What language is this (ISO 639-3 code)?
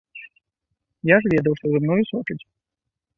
bel